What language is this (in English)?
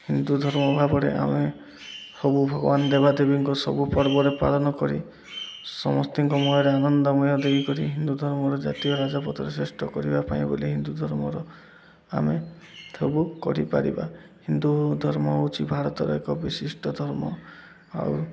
Odia